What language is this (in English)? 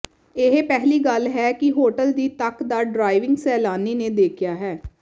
Punjabi